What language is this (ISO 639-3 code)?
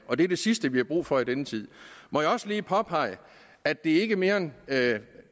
dan